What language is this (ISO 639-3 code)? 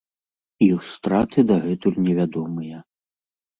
bel